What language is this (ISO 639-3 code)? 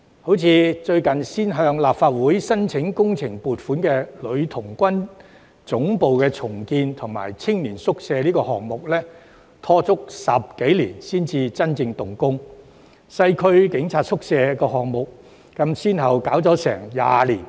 yue